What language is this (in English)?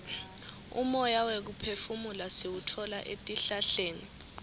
Swati